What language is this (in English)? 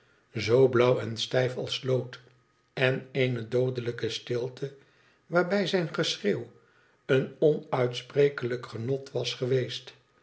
Dutch